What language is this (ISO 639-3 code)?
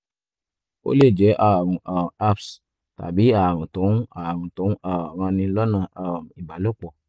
yor